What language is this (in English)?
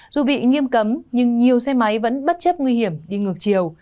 Vietnamese